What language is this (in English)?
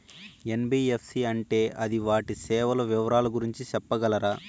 Telugu